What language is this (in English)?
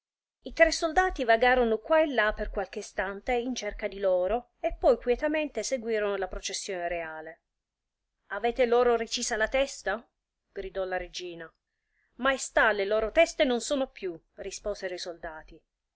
Italian